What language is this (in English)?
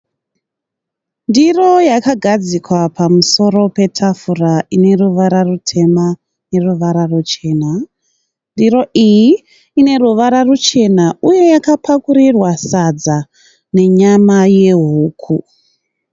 Shona